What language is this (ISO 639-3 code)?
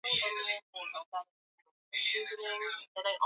swa